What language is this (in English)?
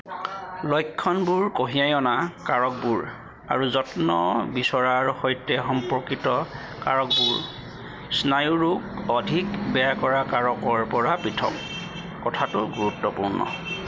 Assamese